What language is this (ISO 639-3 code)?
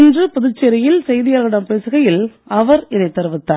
tam